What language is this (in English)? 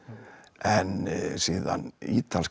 Icelandic